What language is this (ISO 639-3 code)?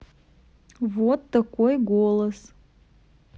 rus